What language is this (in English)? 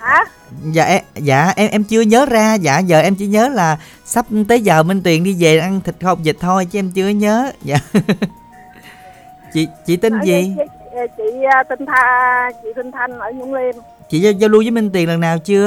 Vietnamese